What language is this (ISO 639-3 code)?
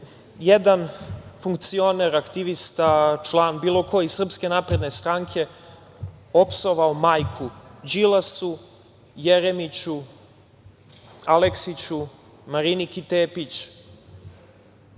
srp